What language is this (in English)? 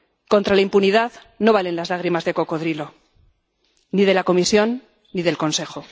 Spanish